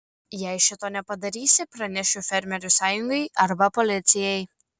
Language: Lithuanian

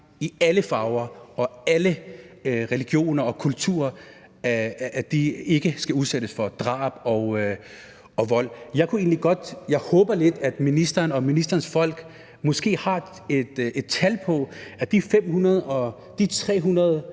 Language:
Danish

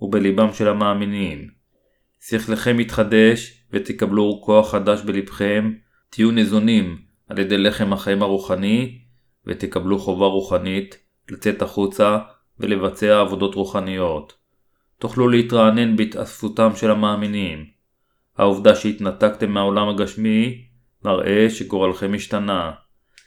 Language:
Hebrew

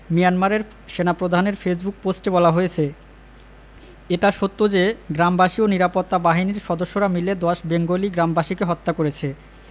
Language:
Bangla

